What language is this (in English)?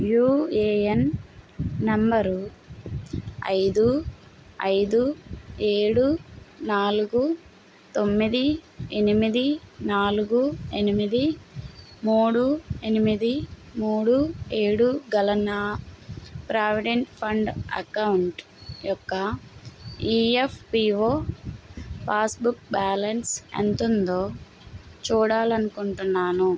Telugu